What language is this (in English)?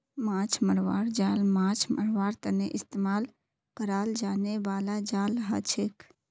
Magahi